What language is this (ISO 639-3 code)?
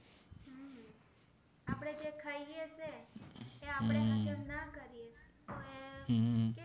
guj